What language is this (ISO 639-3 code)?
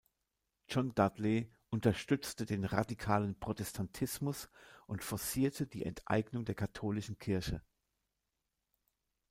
deu